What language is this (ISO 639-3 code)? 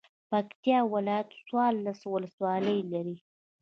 pus